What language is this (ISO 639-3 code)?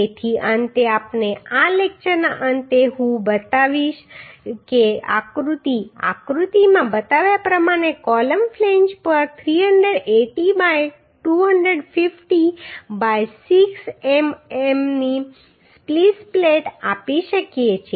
guj